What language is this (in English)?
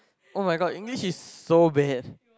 English